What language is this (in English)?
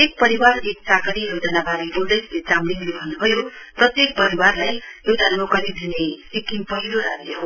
Nepali